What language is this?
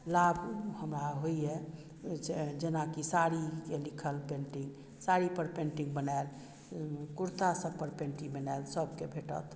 Maithili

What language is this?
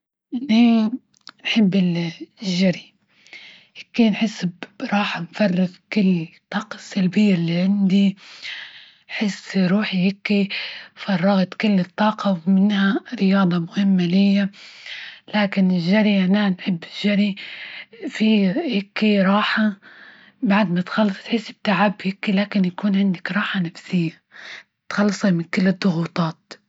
Libyan Arabic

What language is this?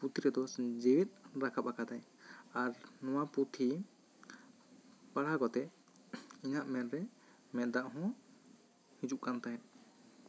Santali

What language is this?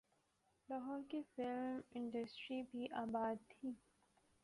Urdu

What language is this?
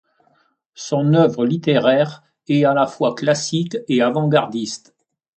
French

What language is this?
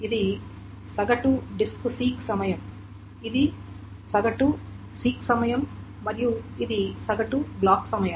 Telugu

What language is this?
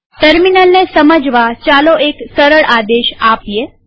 Gujarati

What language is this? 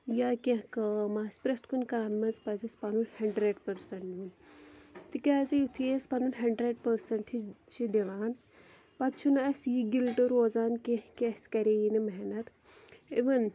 Kashmiri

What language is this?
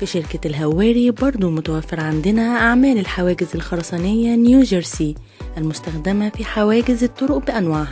Arabic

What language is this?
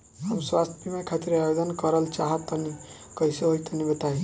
Bhojpuri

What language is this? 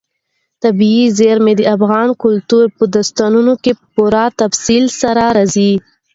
Pashto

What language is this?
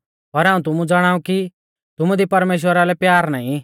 Mahasu Pahari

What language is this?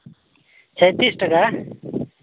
Santali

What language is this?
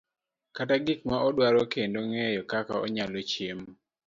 Luo (Kenya and Tanzania)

